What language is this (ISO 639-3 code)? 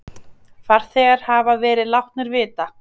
isl